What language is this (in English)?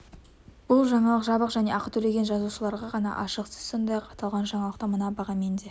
Kazakh